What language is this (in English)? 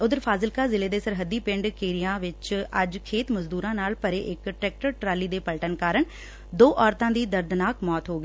Punjabi